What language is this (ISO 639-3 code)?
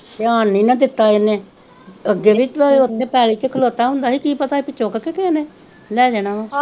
pan